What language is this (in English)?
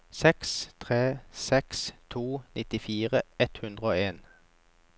Norwegian